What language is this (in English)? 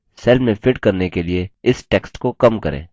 Hindi